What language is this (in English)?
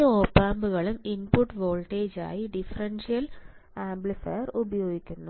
Malayalam